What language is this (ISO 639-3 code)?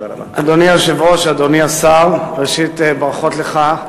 heb